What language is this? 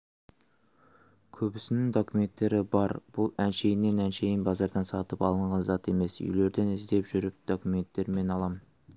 Kazakh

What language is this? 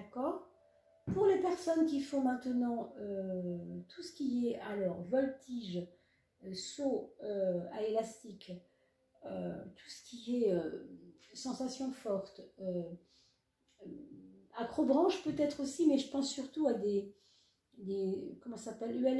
French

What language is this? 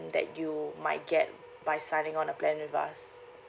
English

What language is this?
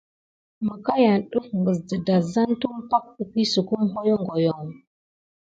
Gidar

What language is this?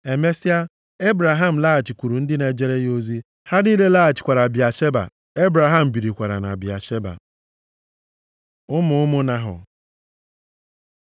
Igbo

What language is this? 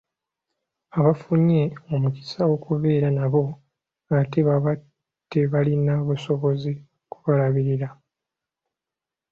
Ganda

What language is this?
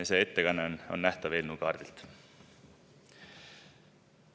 Estonian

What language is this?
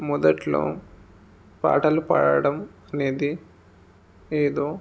Telugu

